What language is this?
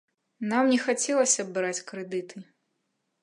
Belarusian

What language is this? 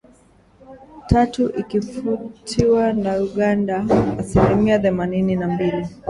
Swahili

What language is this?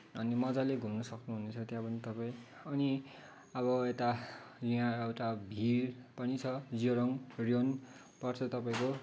Nepali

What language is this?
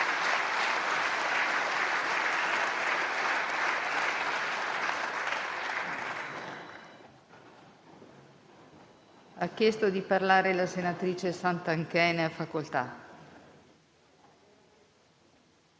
Italian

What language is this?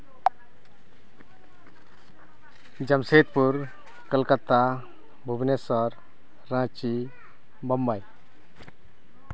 Santali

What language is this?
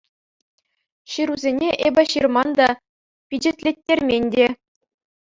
Chuvash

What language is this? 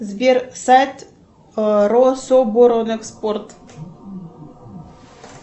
Russian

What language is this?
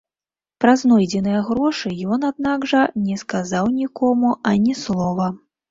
Belarusian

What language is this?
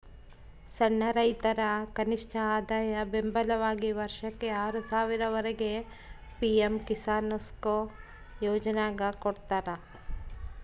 Kannada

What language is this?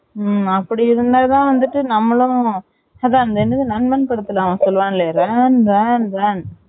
Tamil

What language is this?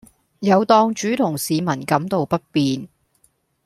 Cantonese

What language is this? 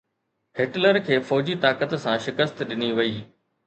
Sindhi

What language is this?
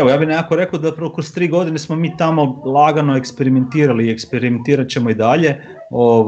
Croatian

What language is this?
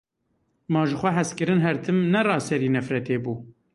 Kurdish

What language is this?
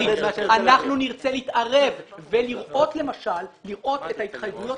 Hebrew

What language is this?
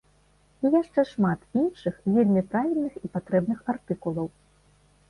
Belarusian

